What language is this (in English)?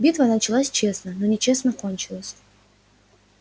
Russian